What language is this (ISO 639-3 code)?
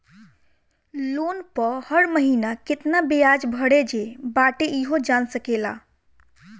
bho